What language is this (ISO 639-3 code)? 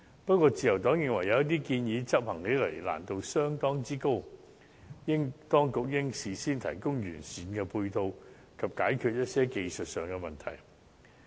yue